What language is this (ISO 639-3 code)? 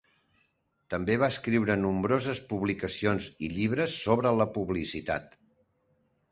cat